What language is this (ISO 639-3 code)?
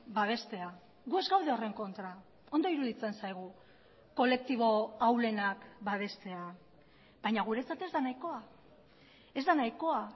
eus